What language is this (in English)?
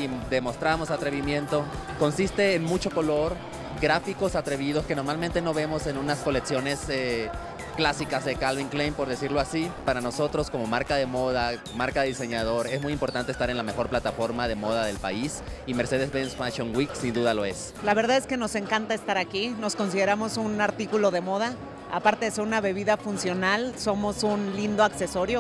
Spanish